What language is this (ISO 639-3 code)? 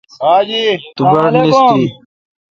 xka